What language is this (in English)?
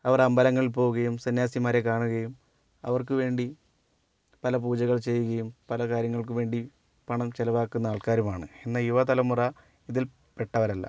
Malayalam